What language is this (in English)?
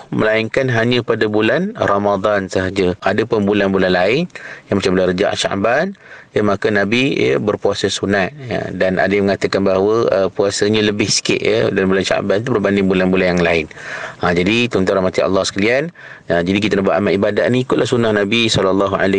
Malay